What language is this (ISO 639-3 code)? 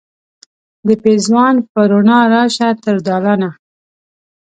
pus